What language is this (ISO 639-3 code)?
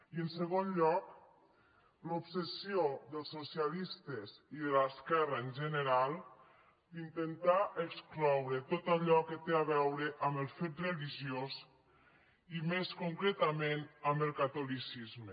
cat